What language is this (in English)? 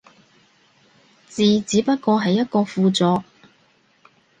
Cantonese